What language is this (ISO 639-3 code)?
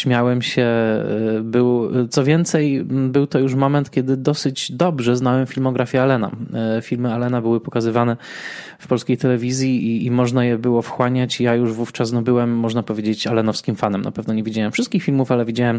pol